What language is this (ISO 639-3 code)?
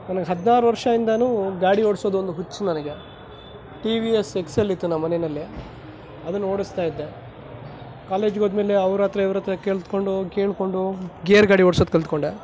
kan